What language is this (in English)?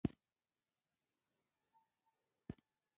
Pashto